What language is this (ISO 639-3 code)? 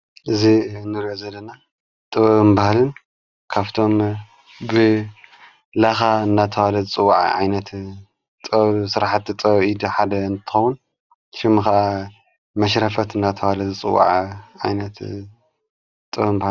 tir